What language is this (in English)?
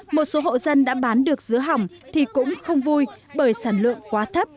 Vietnamese